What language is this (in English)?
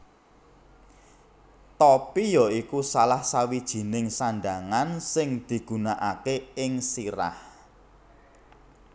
Javanese